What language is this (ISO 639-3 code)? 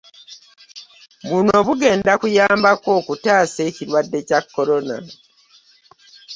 lug